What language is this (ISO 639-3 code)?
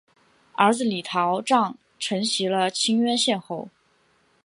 zho